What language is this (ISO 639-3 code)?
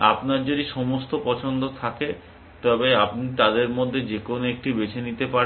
ben